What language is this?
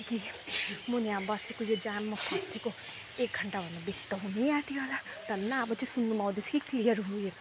Nepali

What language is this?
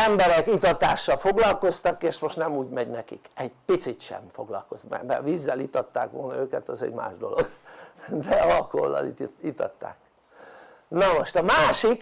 Hungarian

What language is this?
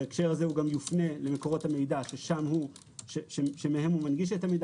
Hebrew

